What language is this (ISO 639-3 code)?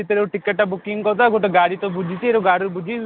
ori